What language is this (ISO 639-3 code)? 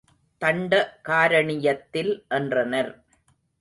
tam